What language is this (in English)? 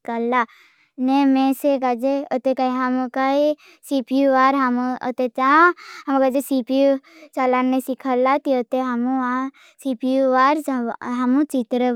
Bhili